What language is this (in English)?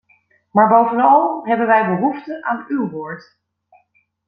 Dutch